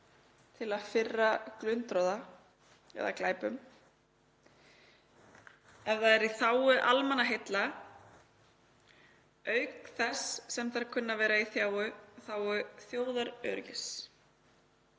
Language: Icelandic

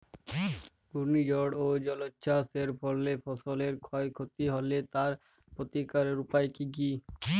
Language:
Bangla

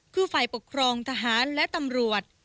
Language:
Thai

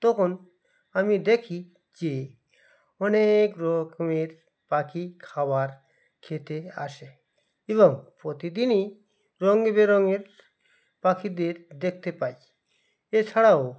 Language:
Bangla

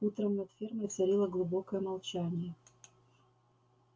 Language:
Russian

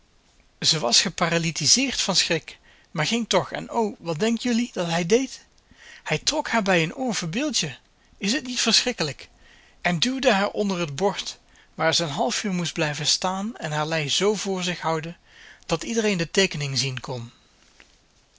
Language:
Dutch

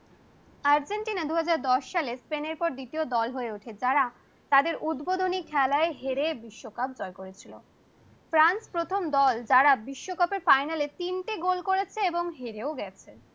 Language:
Bangla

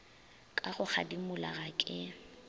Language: Northern Sotho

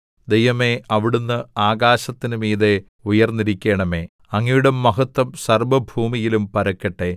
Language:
Malayalam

